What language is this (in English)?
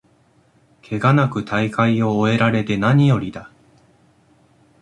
Japanese